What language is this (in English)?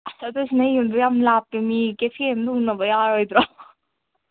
Manipuri